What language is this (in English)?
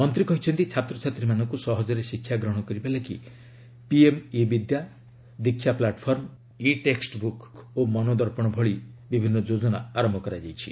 Odia